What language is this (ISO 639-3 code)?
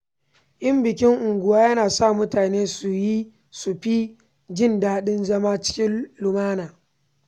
hau